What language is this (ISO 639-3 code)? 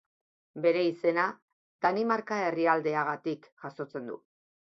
eus